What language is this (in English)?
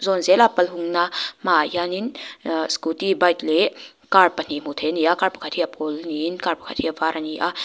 Mizo